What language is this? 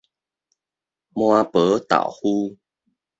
Min Nan Chinese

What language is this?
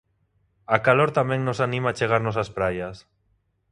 Galician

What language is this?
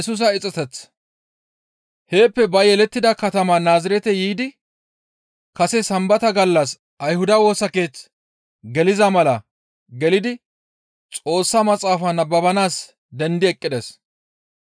Gamo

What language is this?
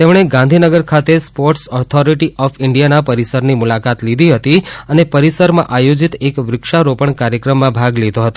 Gujarati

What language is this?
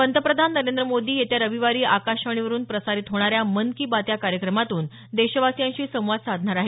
Marathi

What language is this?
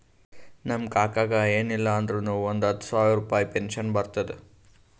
Kannada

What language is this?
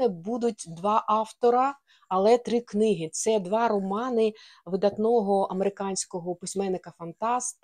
Ukrainian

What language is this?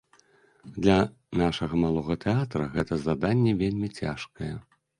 Belarusian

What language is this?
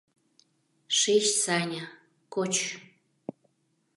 Mari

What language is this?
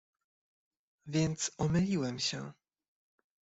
Polish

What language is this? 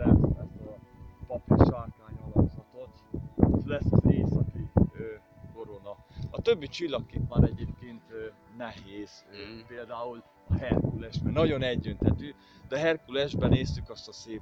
Hungarian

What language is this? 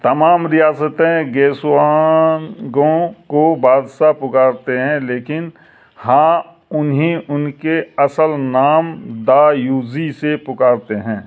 Urdu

